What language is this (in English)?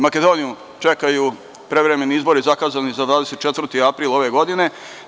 Serbian